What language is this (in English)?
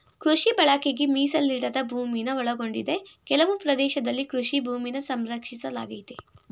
Kannada